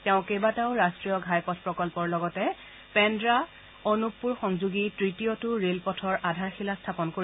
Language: Assamese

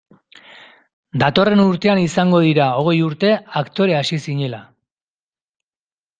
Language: Basque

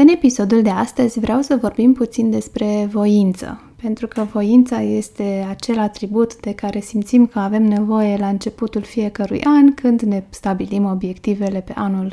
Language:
Romanian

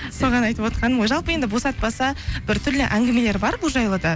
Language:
Kazakh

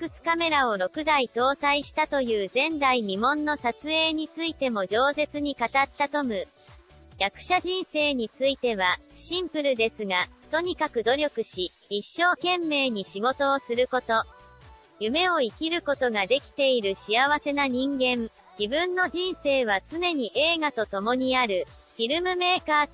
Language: Japanese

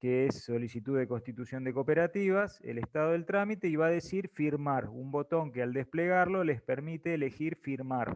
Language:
Spanish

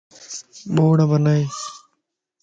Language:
Lasi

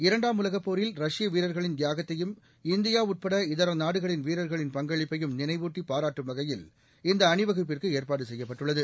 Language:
Tamil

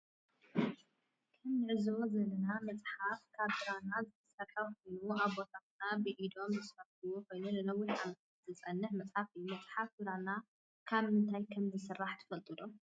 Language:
Tigrinya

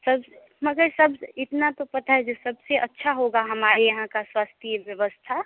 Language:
Hindi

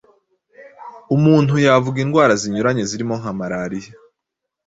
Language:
Kinyarwanda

